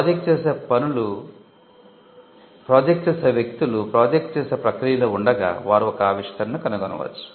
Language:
Telugu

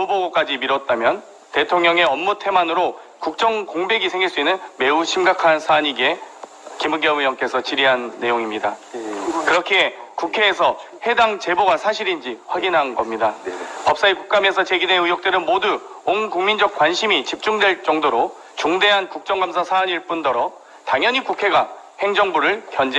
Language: Korean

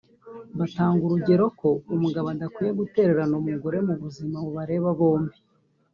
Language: Kinyarwanda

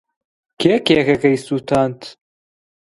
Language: Central Kurdish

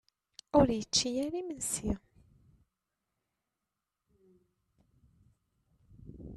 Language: Kabyle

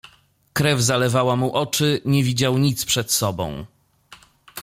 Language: Polish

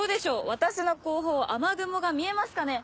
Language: Japanese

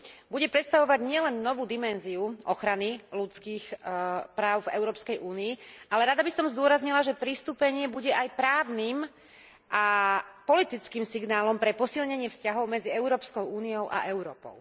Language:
Slovak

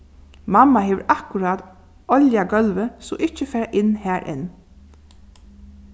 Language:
Faroese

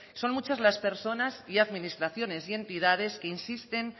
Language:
Spanish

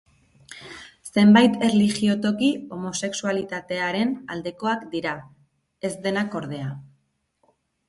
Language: Basque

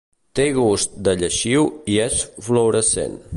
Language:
Catalan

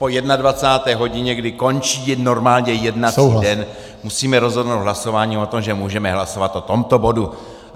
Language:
Czech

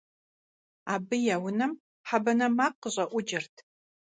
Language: Kabardian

